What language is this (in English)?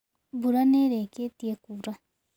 Kikuyu